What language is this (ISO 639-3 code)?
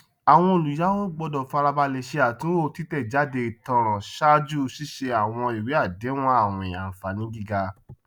yor